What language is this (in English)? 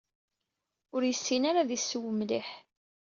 Kabyle